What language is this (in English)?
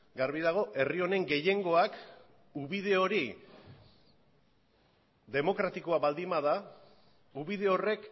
Basque